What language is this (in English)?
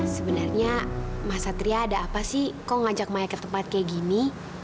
Indonesian